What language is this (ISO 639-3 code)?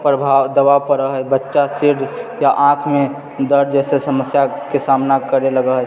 mai